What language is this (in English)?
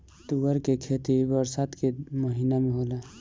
Bhojpuri